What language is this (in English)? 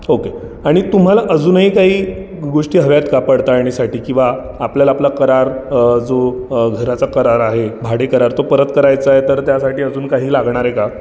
Marathi